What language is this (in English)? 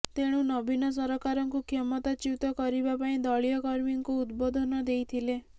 Odia